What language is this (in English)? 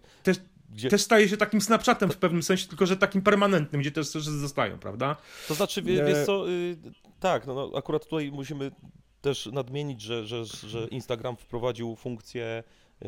Polish